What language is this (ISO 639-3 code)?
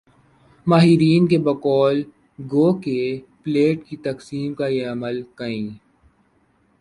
urd